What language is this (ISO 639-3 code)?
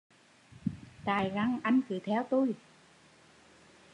vie